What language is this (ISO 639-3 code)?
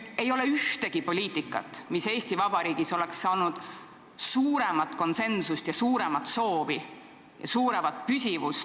est